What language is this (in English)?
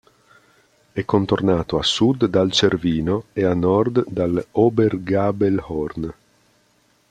Italian